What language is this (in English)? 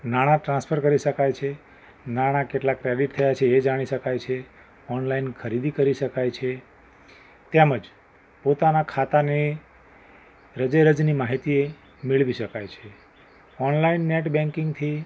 Gujarati